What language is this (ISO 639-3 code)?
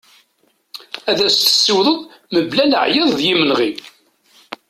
kab